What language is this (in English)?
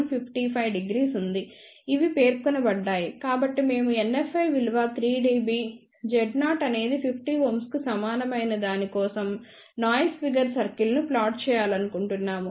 Telugu